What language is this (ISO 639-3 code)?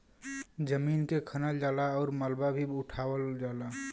bho